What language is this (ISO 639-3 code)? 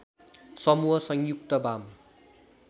nep